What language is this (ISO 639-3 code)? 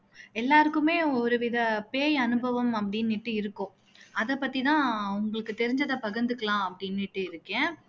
tam